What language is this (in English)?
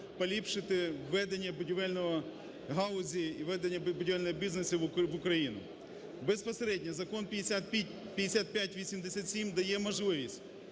Ukrainian